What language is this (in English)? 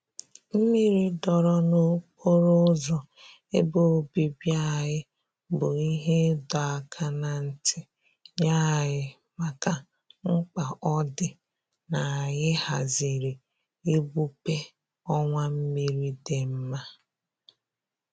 Igbo